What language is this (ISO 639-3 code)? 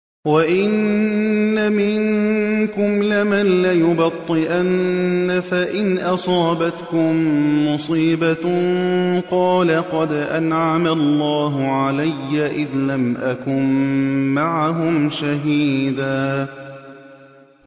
ara